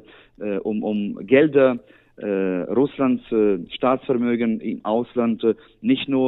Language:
German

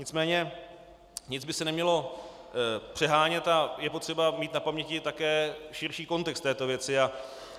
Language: Czech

